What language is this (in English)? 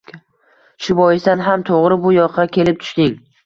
Uzbek